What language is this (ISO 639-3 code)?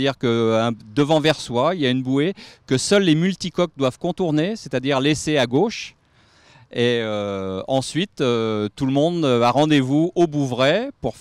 fra